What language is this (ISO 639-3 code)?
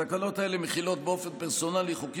heb